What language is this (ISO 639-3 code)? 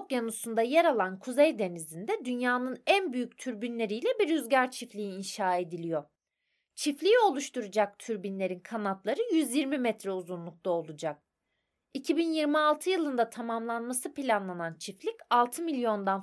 tur